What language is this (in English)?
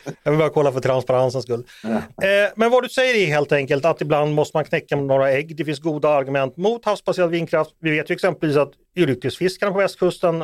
Swedish